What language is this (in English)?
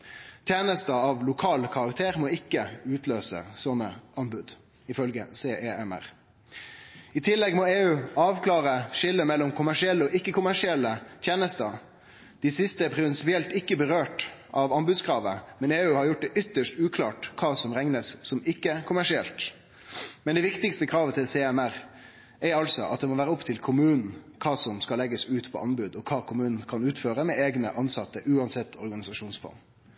Norwegian Nynorsk